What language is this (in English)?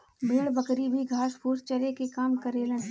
Bhojpuri